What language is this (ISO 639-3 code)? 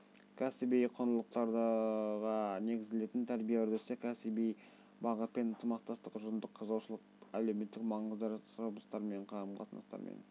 kaz